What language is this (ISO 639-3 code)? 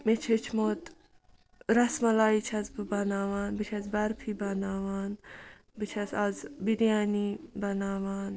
kas